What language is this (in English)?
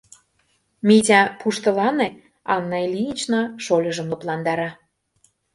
Mari